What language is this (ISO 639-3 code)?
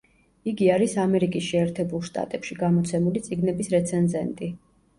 kat